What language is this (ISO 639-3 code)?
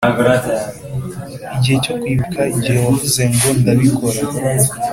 kin